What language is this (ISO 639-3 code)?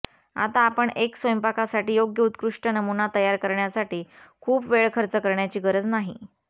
mar